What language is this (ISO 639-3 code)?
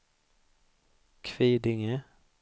swe